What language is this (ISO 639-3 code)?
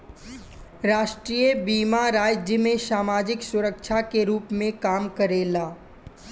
bho